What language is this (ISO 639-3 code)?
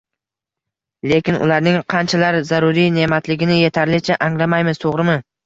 uzb